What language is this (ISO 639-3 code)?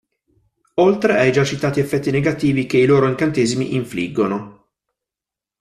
ita